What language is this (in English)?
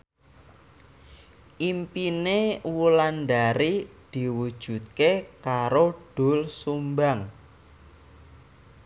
Javanese